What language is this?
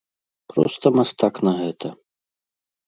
Belarusian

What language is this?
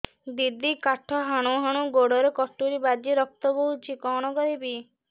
Odia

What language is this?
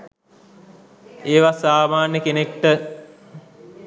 Sinhala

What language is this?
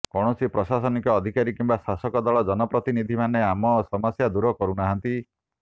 Odia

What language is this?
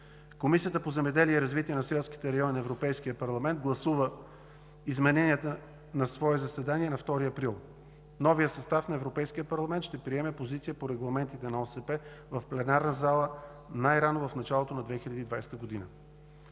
Bulgarian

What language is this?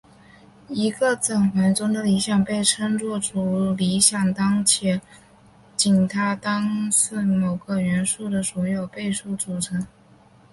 Chinese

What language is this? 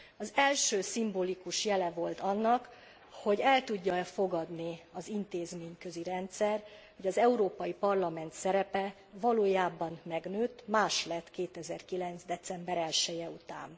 Hungarian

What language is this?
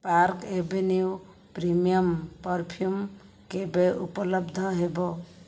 Odia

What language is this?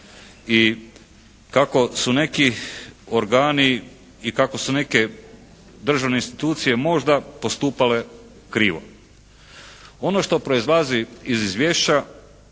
Croatian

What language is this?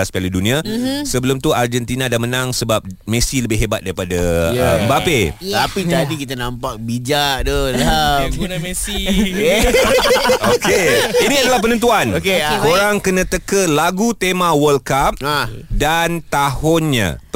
Malay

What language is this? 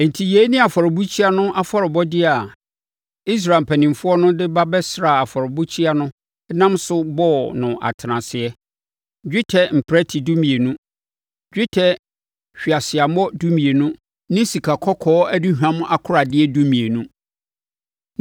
Akan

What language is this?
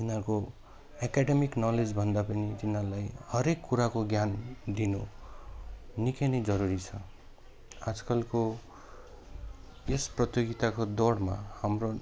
Nepali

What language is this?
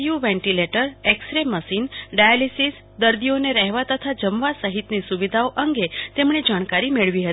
Gujarati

